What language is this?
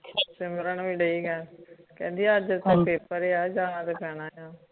Punjabi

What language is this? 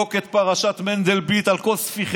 Hebrew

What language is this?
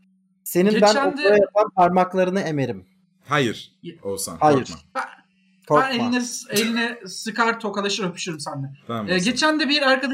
Turkish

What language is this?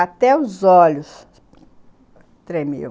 Portuguese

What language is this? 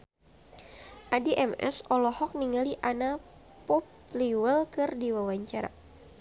Sundanese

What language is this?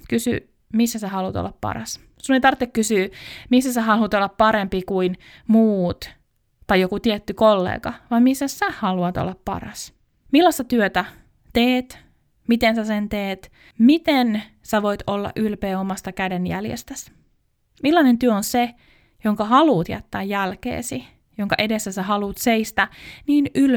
Finnish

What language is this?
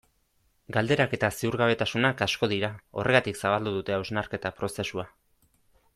Basque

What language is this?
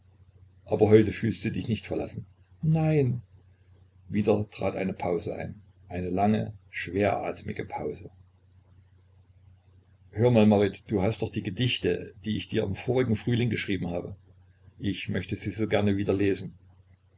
German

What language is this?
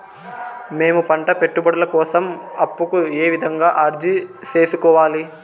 Telugu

